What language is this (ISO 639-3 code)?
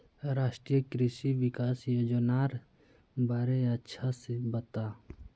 mag